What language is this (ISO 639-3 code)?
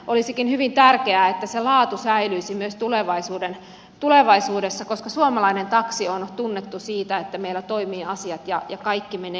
fin